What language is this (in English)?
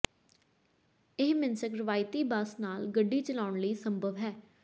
Punjabi